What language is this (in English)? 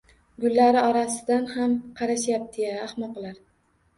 Uzbek